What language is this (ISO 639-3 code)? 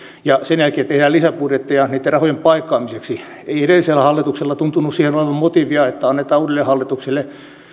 fin